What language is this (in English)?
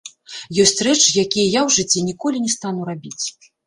Belarusian